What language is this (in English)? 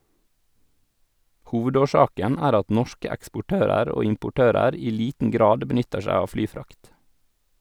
Norwegian